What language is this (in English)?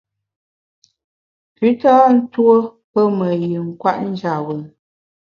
Bamun